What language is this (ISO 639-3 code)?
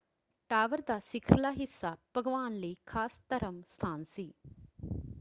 pan